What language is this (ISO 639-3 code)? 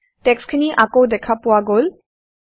asm